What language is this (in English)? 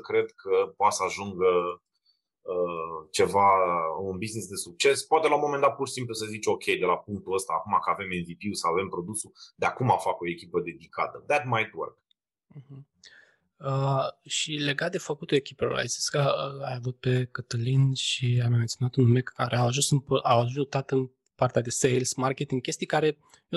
Romanian